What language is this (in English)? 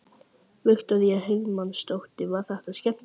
Icelandic